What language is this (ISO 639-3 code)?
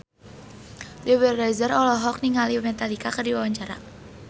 sun